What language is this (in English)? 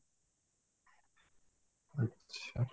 Odia